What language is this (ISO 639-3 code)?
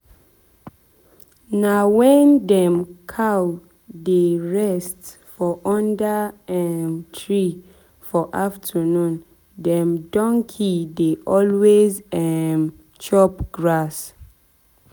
pcm